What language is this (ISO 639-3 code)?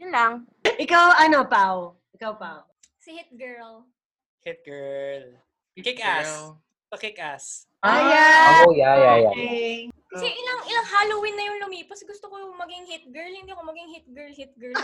fil